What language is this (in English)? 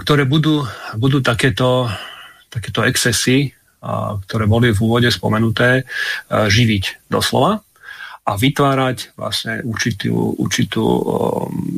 Slovak